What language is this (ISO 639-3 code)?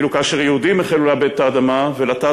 heb